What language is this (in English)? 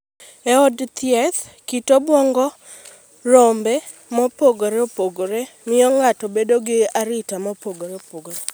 Luo (Kenya and Tanzania)